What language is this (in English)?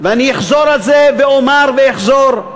Hebrew